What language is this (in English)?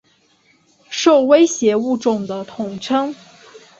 Chinese